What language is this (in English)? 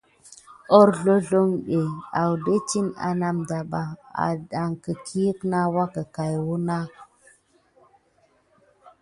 Gidar